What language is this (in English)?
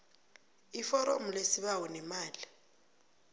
South Ndebele